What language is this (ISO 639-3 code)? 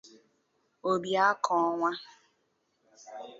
ibo